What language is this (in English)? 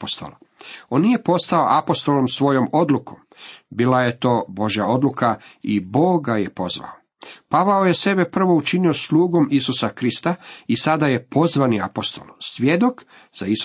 Croatian